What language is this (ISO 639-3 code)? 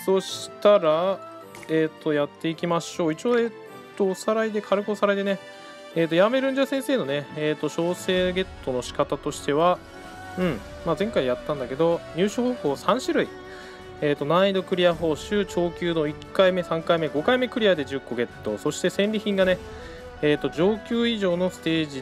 jpn